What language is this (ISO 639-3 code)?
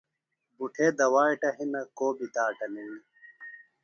phl